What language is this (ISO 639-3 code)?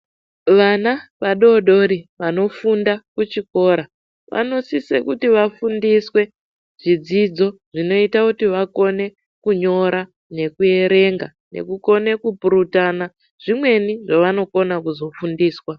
ndc